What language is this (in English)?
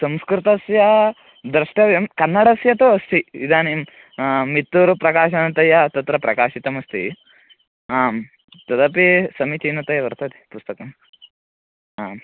Sanskrit